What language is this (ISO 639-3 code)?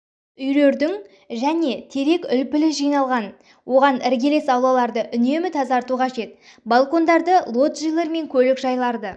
kaz